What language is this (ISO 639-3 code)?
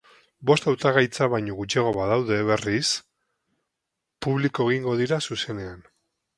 eus